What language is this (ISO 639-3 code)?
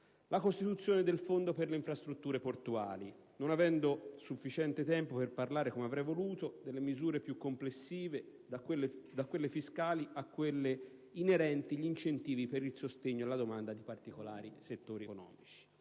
ita